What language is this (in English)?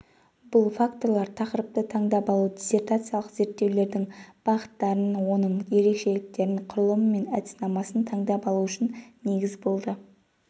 Kazakh